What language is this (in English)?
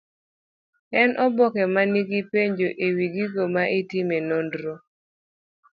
Luo (Kenya and Tanzania)